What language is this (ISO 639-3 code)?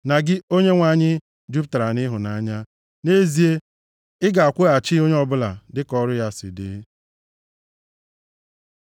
ibo